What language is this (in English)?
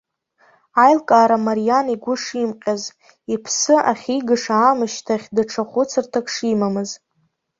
Abkhazian